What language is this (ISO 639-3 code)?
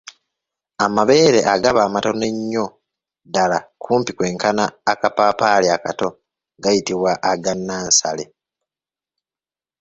lug